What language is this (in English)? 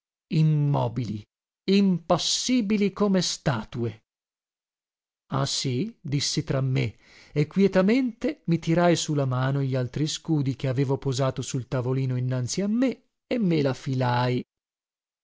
Italian